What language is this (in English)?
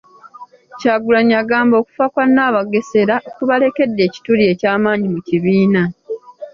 Ganda